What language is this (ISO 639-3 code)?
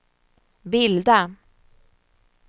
swe